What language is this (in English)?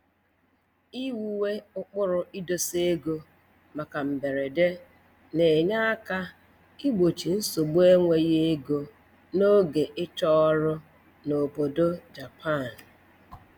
Igbo